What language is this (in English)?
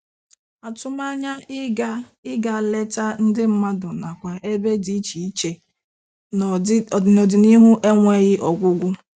Igbo